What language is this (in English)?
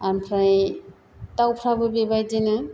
Bodo